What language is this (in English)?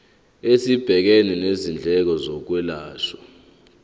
Zulu